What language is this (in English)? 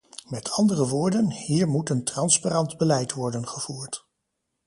Dutch